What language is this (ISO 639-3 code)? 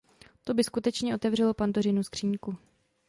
ces